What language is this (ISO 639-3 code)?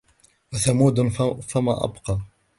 ara